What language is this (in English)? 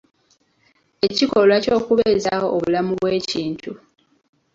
Ganda